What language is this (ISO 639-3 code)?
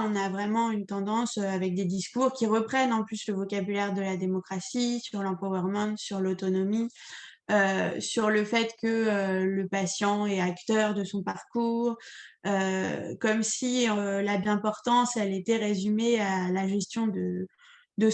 fra